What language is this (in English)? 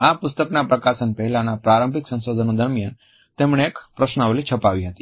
Gujarati